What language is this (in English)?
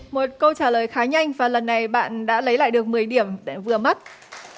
Vietnamese